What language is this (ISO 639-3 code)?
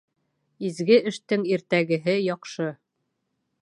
bak